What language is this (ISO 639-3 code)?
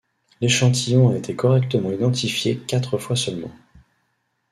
fra